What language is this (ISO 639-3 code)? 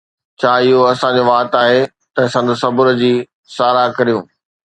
snd